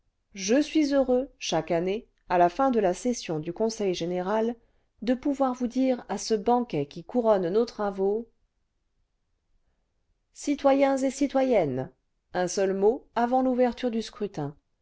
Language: French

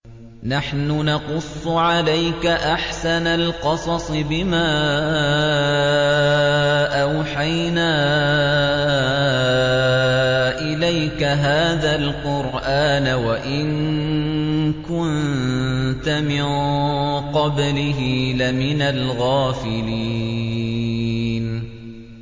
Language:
Arabic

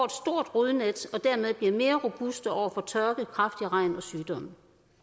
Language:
Danish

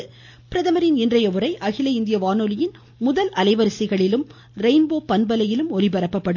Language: Tamil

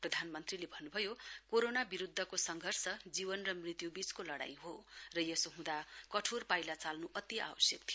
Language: Nepali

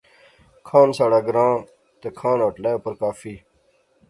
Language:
Pahari-Potwari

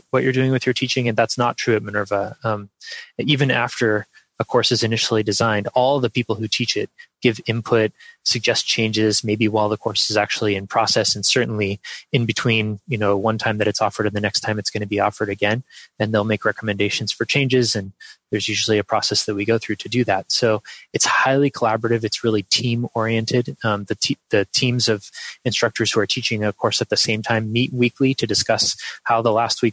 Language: English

